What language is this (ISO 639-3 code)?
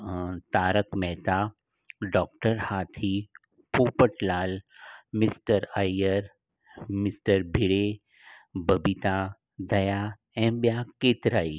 snd